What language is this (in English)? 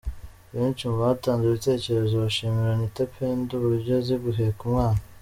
Kinyarwanda